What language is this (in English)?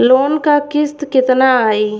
Bhojpuri